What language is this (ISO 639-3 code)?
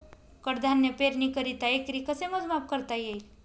mar